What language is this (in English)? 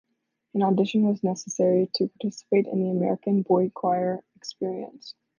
English